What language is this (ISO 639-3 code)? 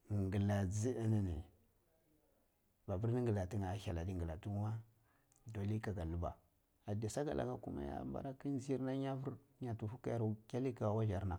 ckl